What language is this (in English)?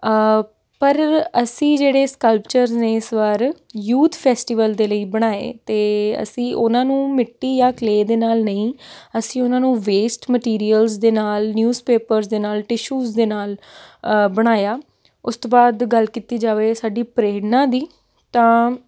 Punjabi